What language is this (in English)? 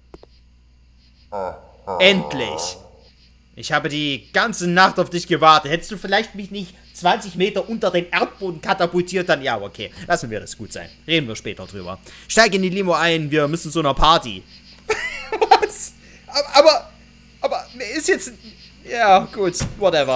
German